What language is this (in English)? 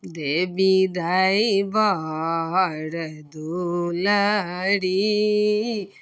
Maithili